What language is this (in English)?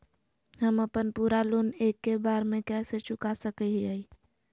Magahi